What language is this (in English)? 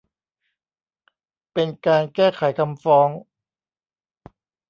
Thai